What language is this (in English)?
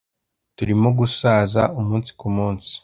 Kinyarwanda